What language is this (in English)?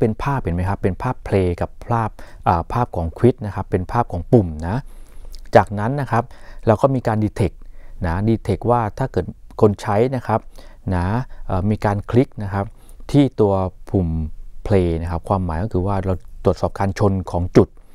Thai